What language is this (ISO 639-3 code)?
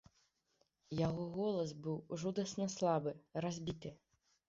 bel